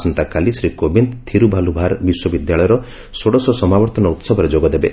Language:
Odia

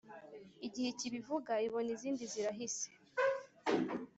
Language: Kinyarwanda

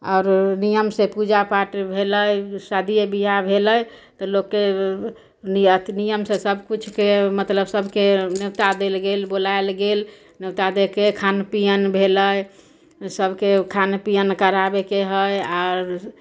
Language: Maithili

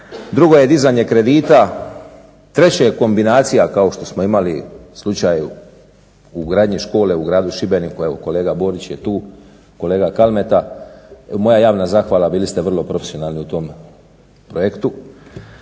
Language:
Croatian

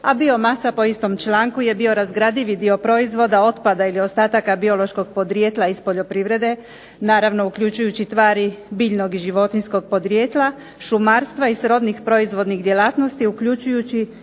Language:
Croatian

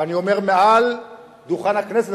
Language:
Hebrew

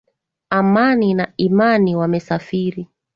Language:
Swahili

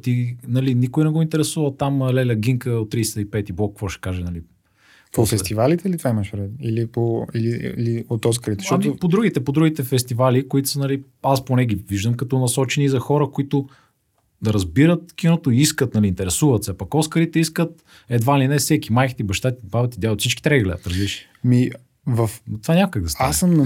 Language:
Bulgarian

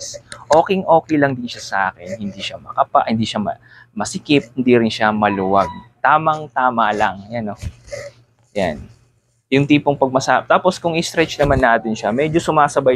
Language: Filipino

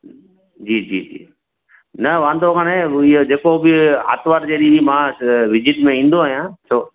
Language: Sindhi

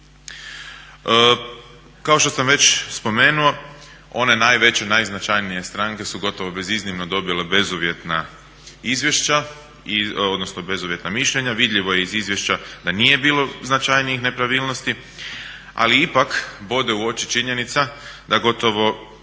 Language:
Croatian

